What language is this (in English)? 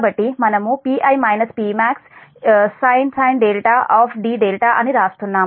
Telugu